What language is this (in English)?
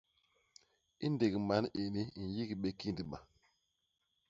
Basaa